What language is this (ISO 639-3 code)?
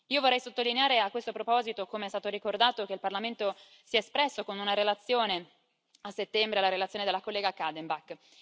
ita